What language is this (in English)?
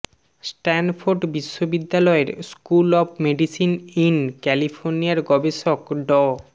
Bangla